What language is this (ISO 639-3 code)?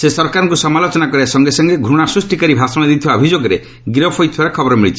ori